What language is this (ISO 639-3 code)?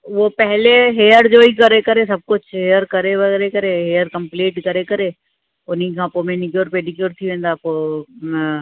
snd